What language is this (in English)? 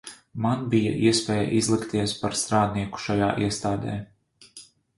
Latvian